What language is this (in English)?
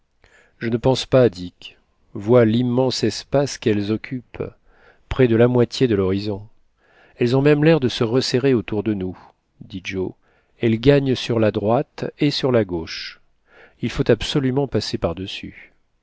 French